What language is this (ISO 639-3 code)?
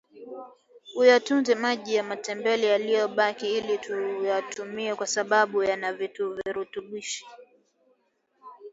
swa